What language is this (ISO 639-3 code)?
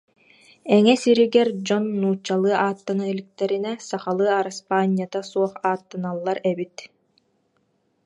sah